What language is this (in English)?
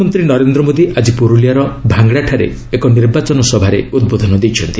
Odia